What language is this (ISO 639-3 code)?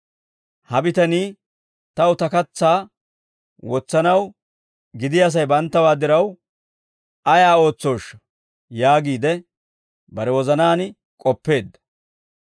dwr